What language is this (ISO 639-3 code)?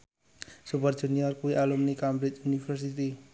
jav